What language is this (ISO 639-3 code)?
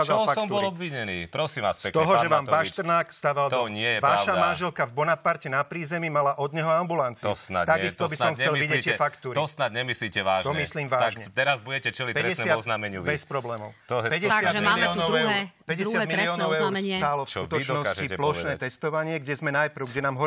slk